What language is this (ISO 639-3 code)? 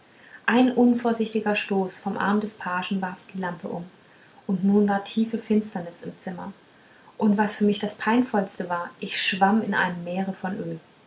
deu